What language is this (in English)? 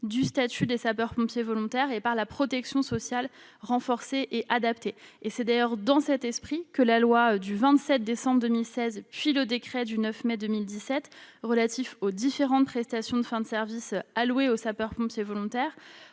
French